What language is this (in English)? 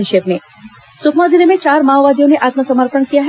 Hindi